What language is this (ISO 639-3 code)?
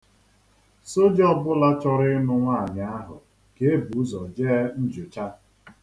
ibo